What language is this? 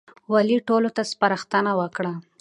Pashto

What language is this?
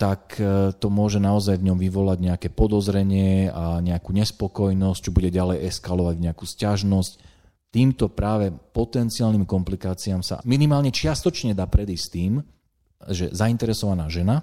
Slovak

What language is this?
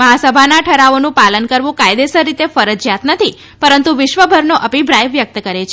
Gujarati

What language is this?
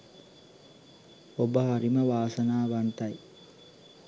Sinhala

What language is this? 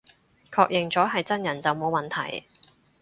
Cantonese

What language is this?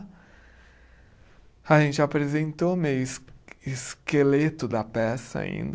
Portuguese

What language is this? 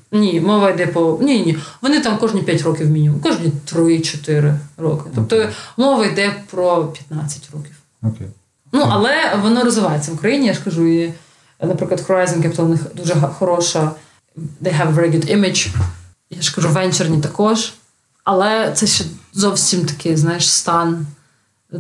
Ukrainian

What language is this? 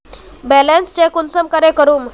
Magahi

